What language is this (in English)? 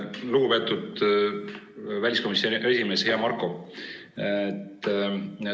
Estonian